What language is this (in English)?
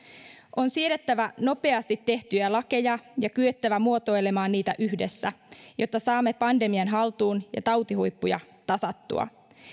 Finnish